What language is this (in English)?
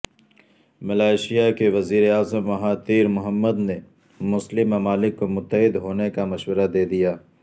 Urdu